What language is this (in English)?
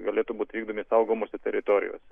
Lithuanian